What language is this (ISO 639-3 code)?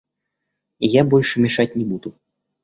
rus